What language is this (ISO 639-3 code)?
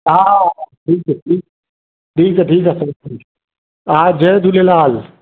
snd